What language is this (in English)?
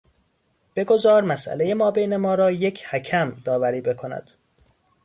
Persian